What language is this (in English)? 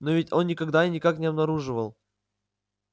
Russian